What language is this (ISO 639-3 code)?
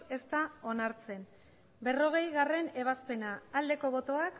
eus